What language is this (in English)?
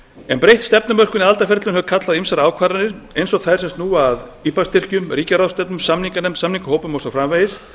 Icelandic